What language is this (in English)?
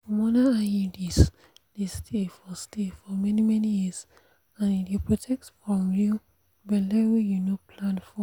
Nigerian Pidgin